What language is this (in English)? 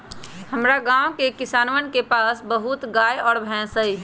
Magahi